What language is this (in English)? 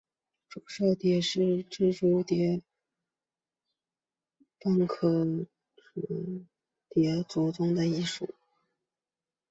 Chinese